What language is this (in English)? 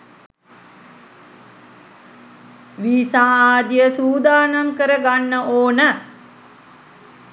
Sinhala